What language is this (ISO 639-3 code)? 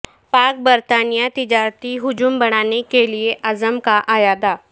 urd